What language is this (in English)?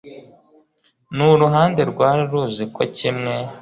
Kinyarwanda